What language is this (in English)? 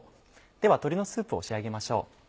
Japanese